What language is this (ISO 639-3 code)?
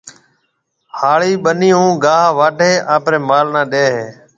mve